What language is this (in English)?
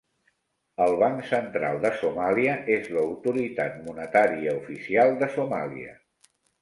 Catalan